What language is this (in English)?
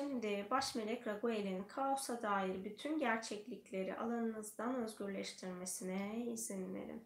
Turkish